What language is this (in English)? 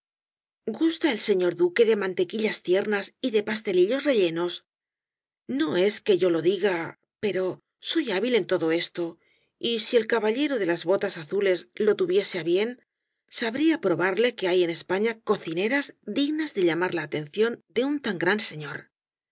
Spanish